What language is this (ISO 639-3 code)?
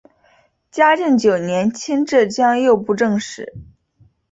zho